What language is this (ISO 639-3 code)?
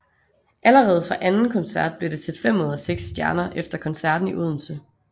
dan